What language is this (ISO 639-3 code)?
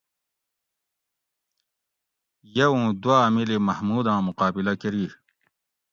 gwc